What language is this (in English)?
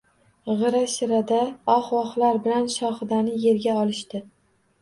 Uzbek